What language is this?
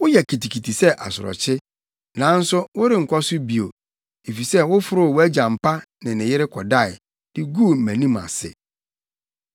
Akan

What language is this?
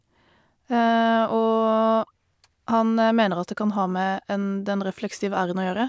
Norwegian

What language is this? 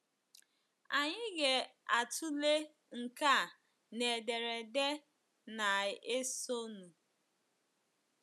Igbo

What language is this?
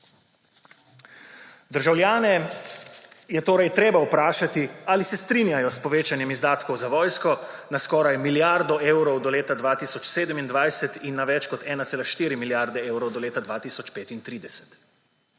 Slovenian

